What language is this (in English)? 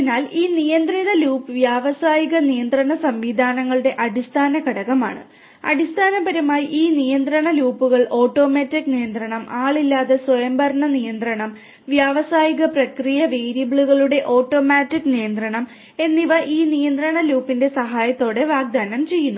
Malayalam